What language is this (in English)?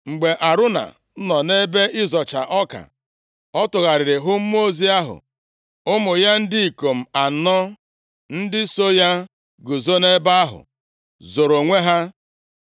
Igbo